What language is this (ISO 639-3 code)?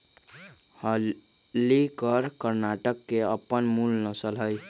mag